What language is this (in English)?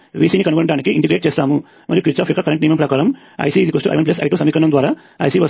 Telugu